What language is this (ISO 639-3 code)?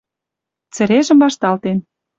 mrj